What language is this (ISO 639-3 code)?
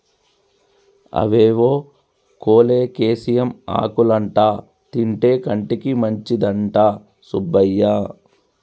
tel